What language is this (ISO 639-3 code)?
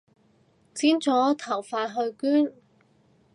yue